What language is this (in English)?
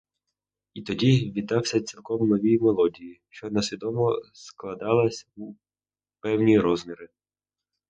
Ukrainian